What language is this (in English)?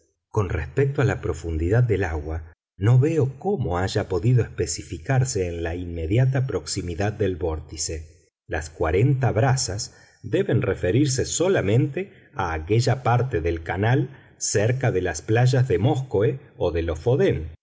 Spanish